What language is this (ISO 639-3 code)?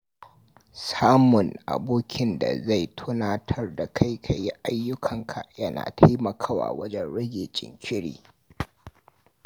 hau